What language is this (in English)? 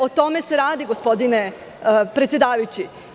Serbian